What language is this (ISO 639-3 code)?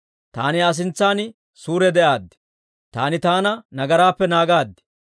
dwr